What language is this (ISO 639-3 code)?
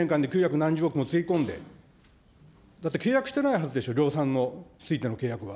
jpn